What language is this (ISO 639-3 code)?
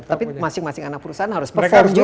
ind